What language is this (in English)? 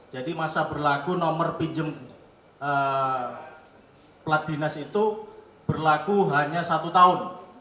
Indonesian